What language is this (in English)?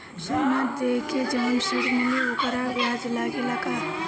Bhojpuri